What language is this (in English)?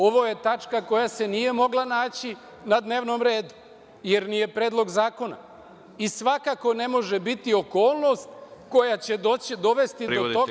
Serbian